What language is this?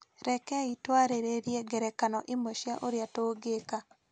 Kikuyu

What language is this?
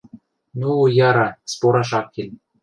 Western Mari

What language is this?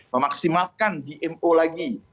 Indonesian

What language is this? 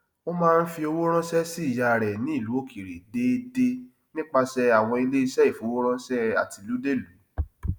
Yoruba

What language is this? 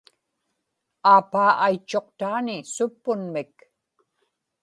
Inupiaq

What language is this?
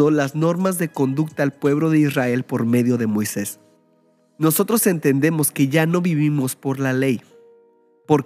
Spanish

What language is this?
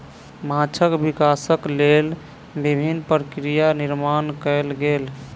Maithili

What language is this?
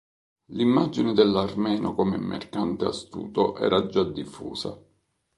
Italian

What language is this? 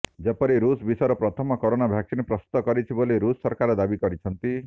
Odia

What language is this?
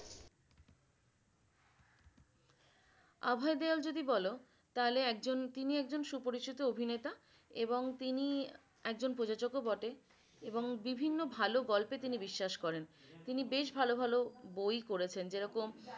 Bangla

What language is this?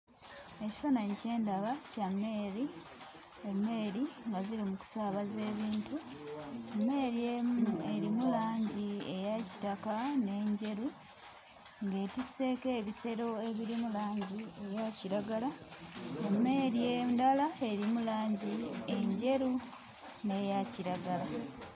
Ganda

